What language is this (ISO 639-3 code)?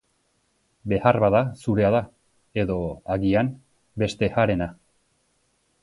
eus